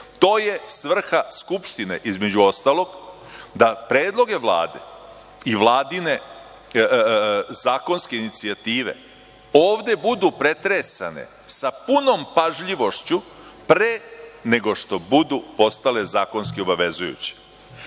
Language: Serbian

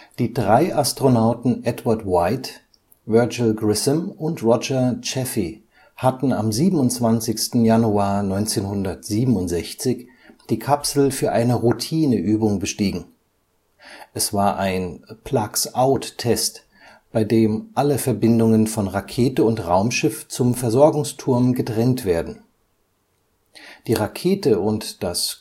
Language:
German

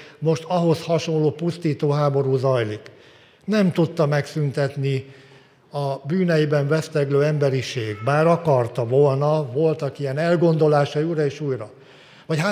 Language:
Hungarian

